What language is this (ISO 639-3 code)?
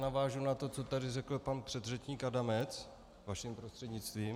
ces